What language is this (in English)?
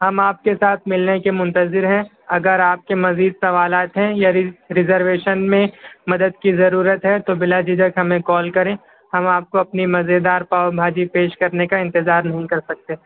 Urdu